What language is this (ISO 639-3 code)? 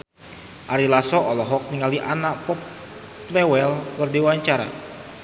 sun